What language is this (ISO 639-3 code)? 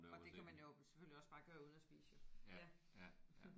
dan